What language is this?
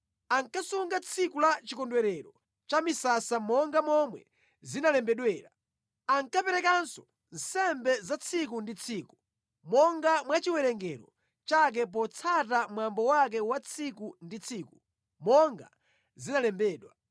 Nyanja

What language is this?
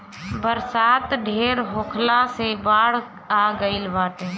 Bhojpuri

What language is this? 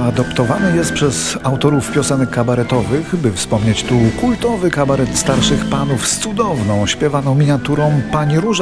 Polish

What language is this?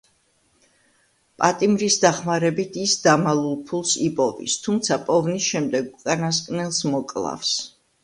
Georgian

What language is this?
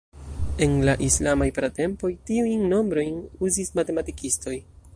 Esperanto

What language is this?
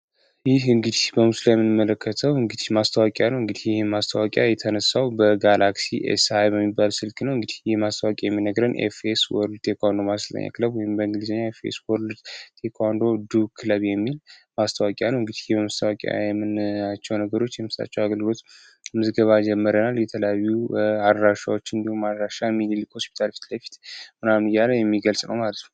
Amharic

